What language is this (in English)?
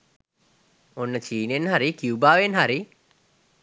Sinhala